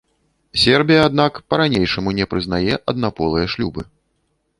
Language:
Belarusian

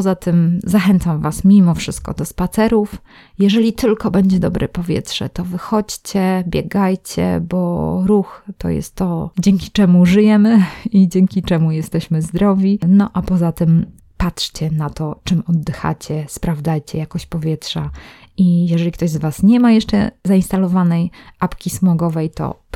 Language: Polish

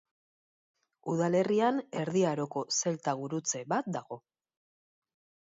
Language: Basque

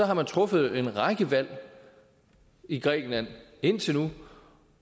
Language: Danish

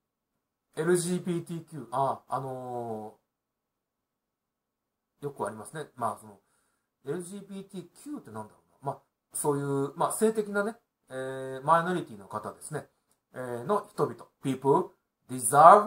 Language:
Japanese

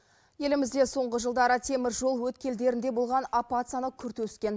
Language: Kazakh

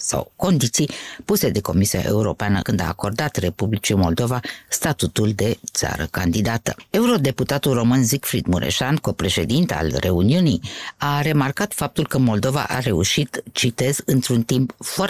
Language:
Romanian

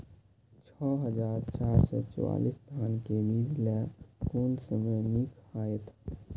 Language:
Maithili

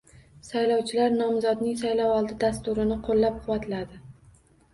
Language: Uzbek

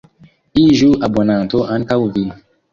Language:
Esperanto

